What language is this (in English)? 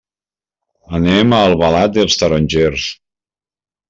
Catalan